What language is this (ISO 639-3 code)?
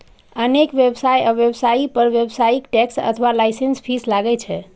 mai